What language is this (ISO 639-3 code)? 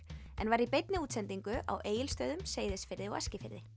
isl